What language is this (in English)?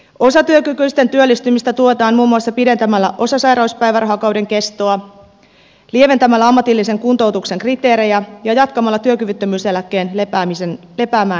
Finnish